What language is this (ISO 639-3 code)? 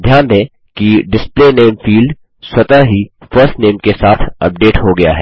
hin